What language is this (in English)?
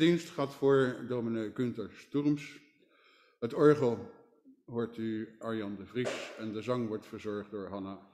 Dutch